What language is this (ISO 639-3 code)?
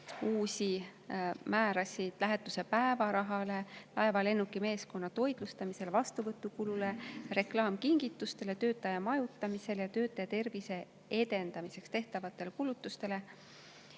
est